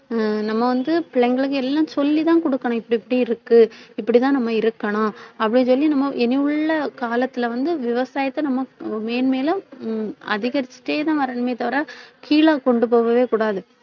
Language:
Tamil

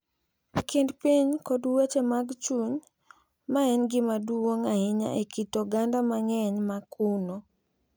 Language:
Luo (Kenya and Tanzania)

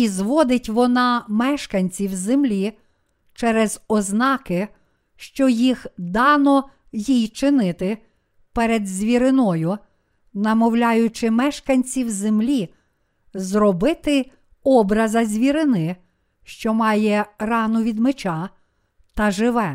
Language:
Ukrainian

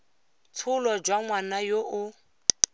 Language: Tswana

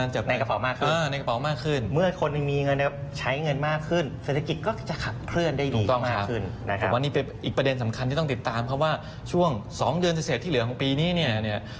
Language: Thai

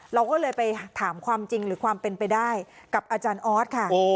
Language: Thai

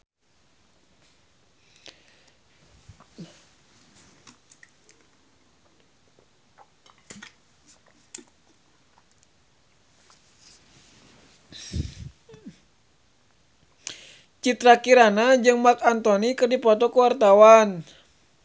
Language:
Sundanese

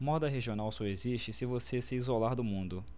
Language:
Portuguese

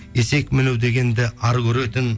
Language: Kazakh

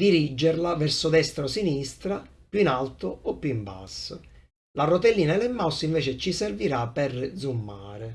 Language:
Italian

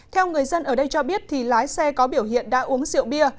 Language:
Vietnamese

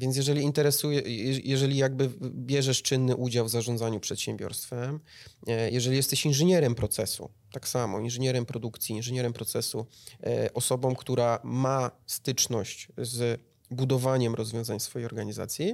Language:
Polish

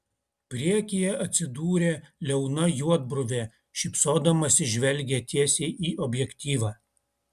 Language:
Lithuanian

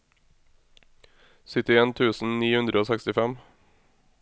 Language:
Norwegian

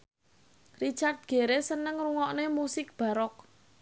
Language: Javanese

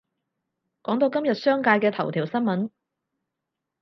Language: Cantonese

